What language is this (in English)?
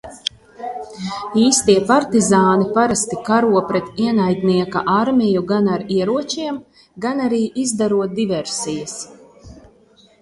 Latvian